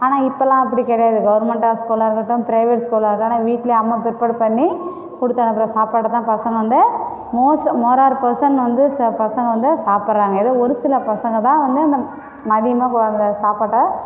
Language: Tamil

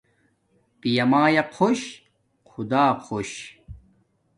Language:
Domaaki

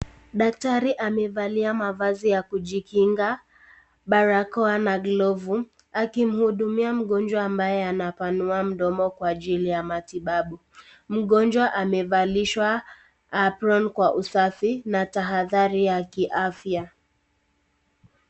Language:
Swahili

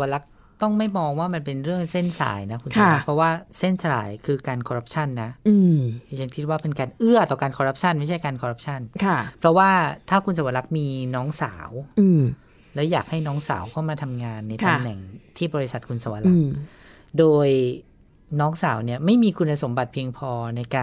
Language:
Thai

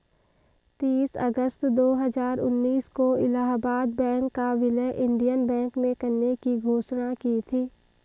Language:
Hindi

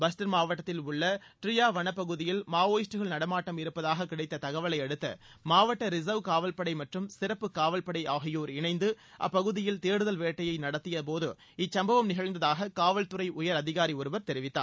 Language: Tamil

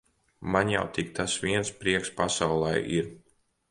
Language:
Latvian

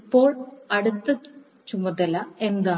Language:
Malayalam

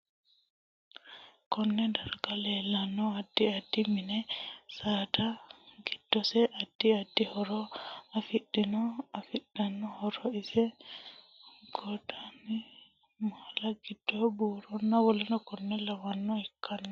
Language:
Sidamo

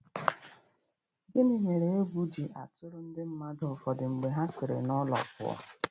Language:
Igbo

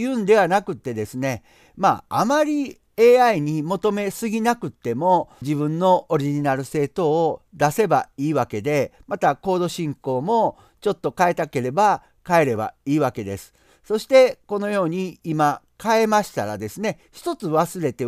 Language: Japanese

